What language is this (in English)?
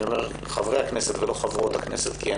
Hebrew